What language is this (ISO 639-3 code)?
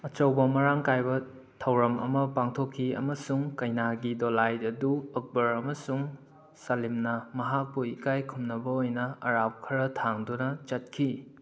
mni